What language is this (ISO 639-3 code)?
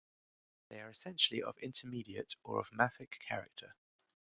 eng